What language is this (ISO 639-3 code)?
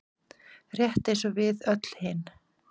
isl